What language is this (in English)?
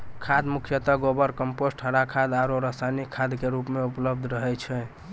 Maithili